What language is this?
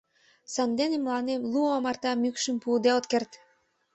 Mari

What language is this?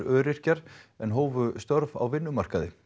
Icelandic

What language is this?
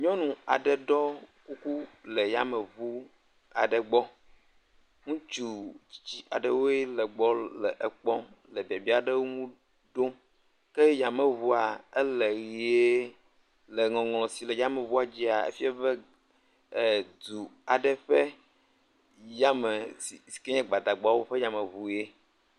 Ewe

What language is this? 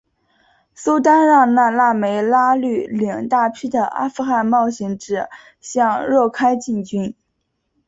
Chinese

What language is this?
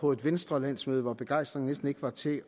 Danish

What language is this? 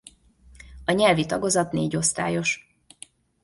Hungarian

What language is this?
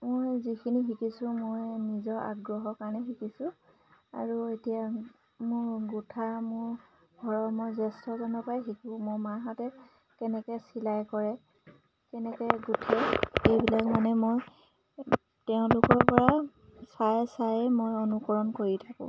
Assamese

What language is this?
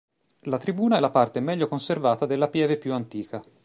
Italian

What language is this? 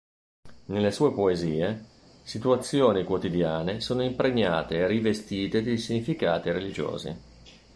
Italian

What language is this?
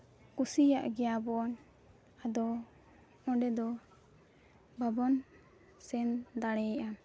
Santali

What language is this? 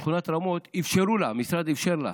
Hebrew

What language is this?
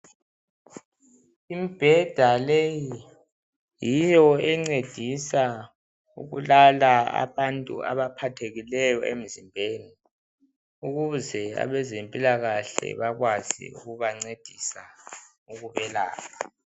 North Ndebele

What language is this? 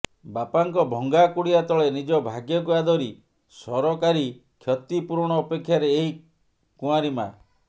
Odia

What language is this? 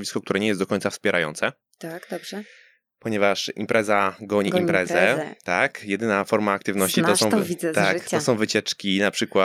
Polish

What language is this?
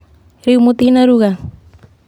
Kikuyu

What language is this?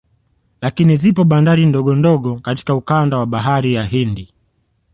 Swahili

